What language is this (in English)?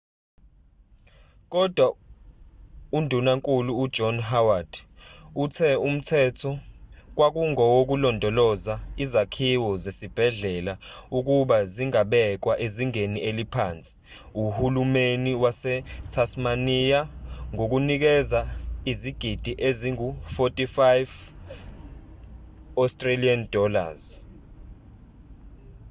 Zulu